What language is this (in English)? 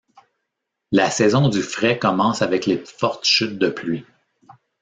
French